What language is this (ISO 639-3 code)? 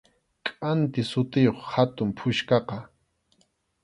qxu